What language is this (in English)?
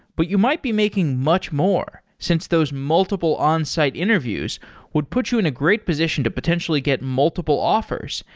English